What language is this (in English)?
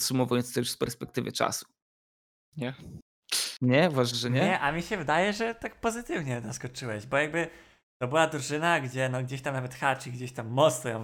Polish